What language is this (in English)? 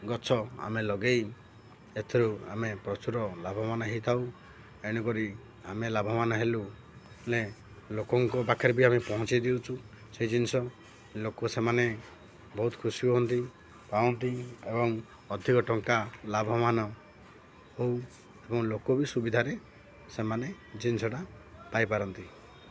Odia